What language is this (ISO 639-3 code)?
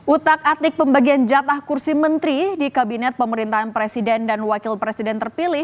ind